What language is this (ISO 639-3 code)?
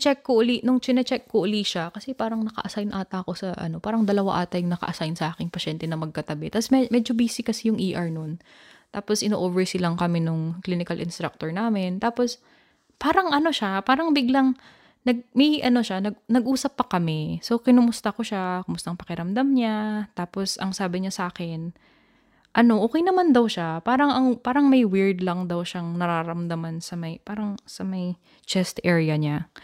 fil